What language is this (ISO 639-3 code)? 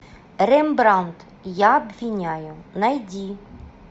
rus